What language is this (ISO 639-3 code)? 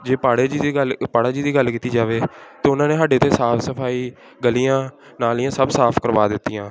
pan